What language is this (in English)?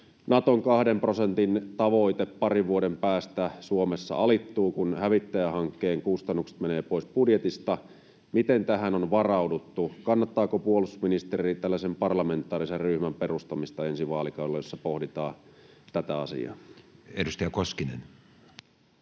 Finnish